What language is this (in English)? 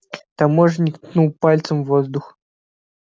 Russian